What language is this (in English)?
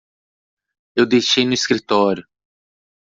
Portuguese